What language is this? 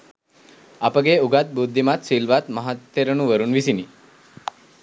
Sinhala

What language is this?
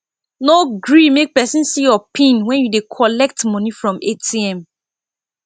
Nigerian Pidgin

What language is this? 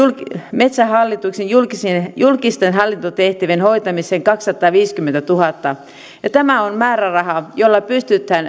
Finnish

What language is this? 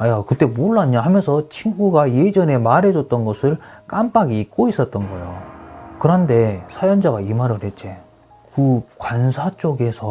Korean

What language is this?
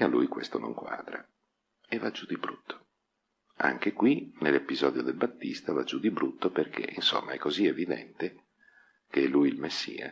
Italian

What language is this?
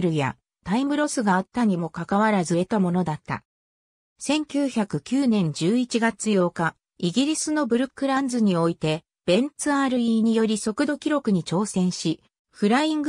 Japanese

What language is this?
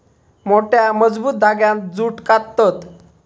Marathi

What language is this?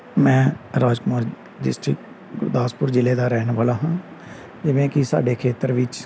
Punjabi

